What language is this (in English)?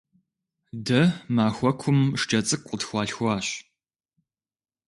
Kabardian